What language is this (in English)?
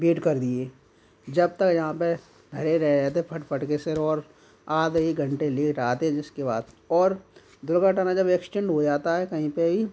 Hindi